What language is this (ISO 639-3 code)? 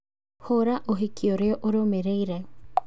kik